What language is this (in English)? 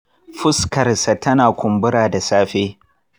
Hausa